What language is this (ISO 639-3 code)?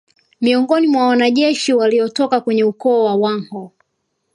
swa